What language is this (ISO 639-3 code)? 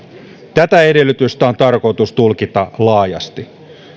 fin